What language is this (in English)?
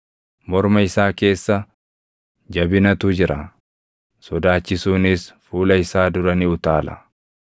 Oromo